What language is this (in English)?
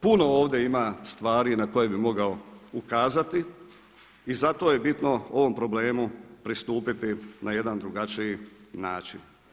Croatian